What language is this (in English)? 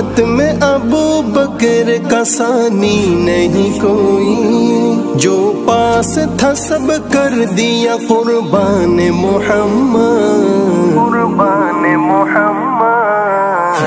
Arabic